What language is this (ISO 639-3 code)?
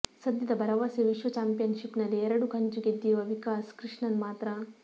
kan